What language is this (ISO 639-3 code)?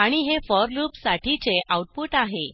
mar